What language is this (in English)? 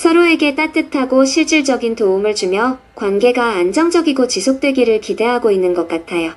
Korean